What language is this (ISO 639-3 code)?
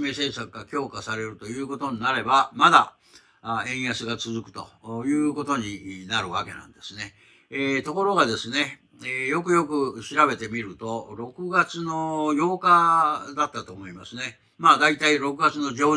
jpn